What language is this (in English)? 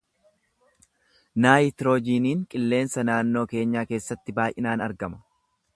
Oromo